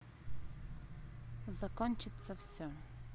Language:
Russian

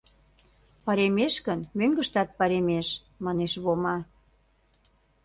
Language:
Mari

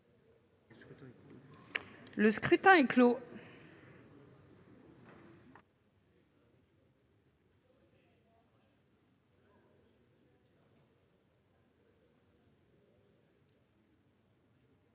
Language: French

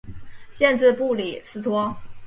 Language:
Chinese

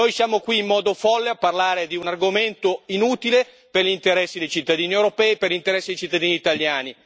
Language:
Italian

